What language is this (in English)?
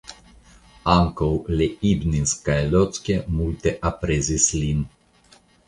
Esperanto